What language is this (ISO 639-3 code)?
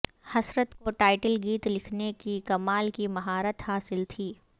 urd